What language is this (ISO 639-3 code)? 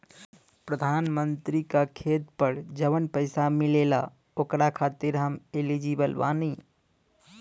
bho